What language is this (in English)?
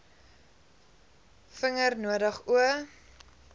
Afrikaans